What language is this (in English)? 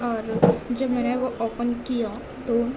Urdu